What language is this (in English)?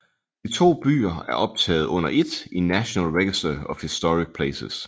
Danish